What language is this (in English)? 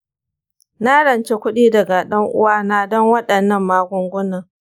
Hausa